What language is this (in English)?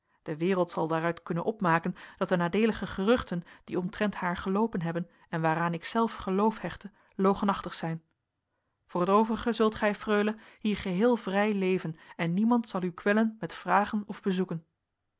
Dutch